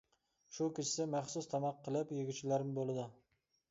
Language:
Uyghur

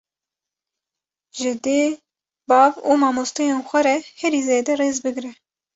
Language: Kurdish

